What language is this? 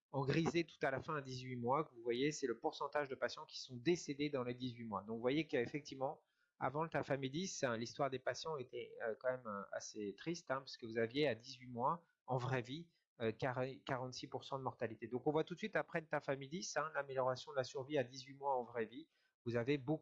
French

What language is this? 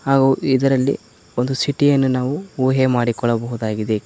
Kannada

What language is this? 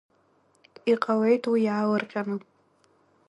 Abkhazian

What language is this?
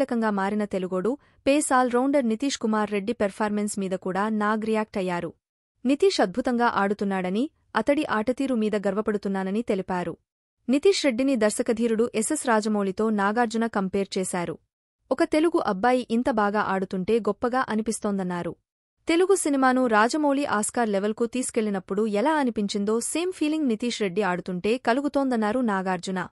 Telugu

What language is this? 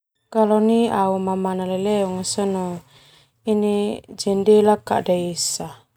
Termanu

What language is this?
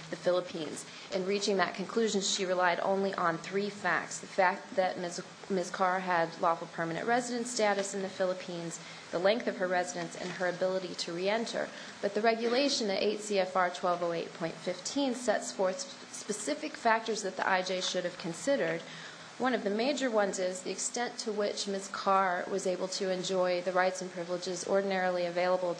English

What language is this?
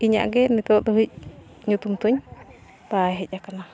Santali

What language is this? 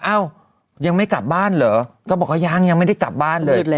Thai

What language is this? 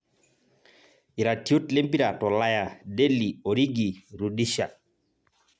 Masai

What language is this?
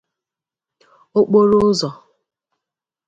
Igbo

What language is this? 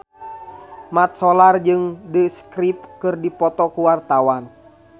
Sundanese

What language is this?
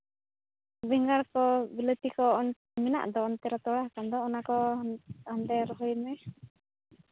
Santali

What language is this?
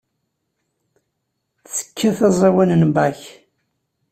Kabyle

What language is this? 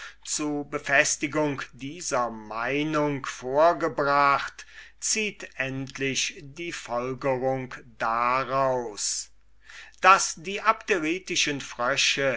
German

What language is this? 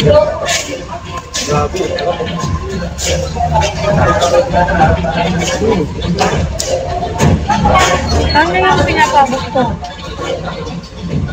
Filipino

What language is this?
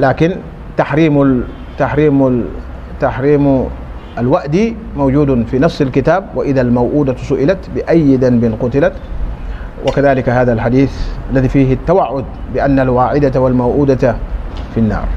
Arabic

